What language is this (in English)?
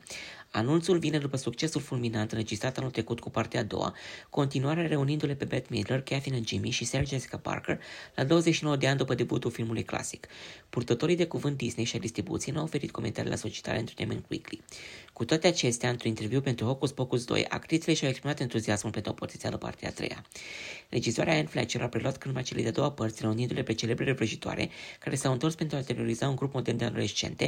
Romanian